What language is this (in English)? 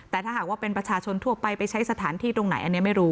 Thai